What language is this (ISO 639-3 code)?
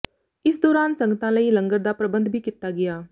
pan